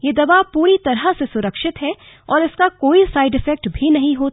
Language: Hindi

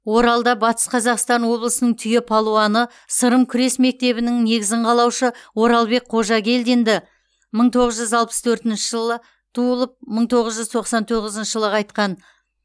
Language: Kazakh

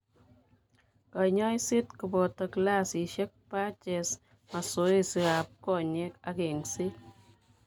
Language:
Kalenjin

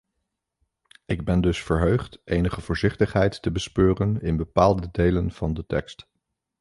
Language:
Dutch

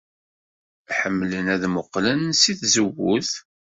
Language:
Kabyle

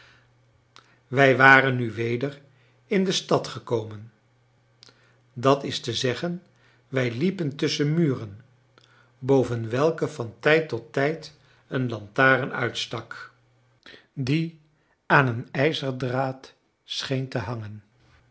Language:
Dutch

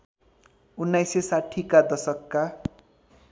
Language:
Nepali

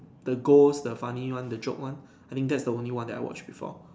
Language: English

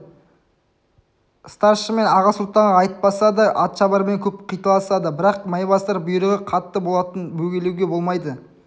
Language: Kazakh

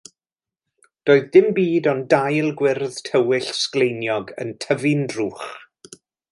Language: Welsh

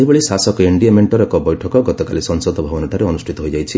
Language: Odia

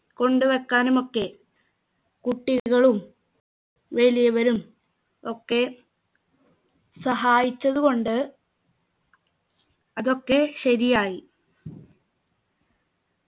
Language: Malayalam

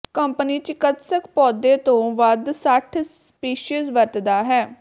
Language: Punjabi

